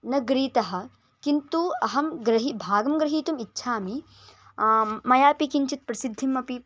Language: Sanskrit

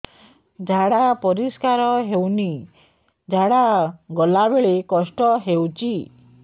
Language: Odia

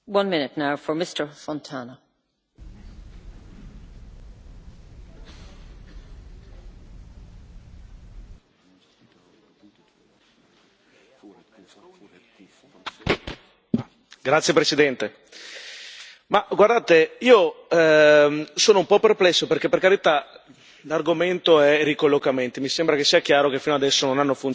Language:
Italian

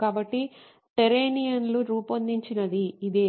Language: Telugu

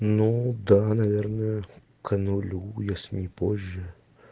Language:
Russian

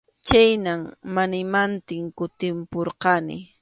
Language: Arequipa-La Unión Quechua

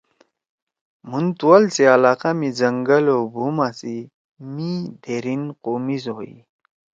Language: Torwali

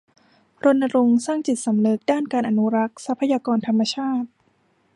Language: Thai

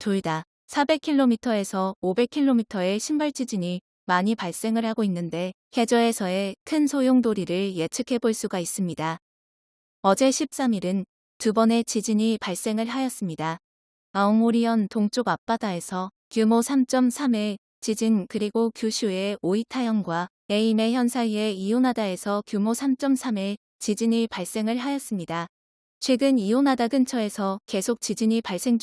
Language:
Korean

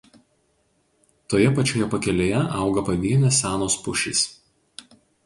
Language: Lithuanian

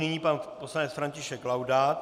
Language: Czech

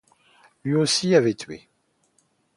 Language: French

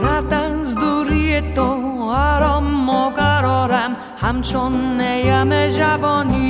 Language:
Persian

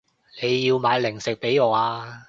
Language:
Cantonese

